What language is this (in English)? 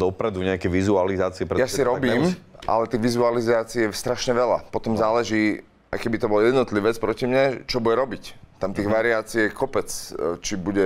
Slovak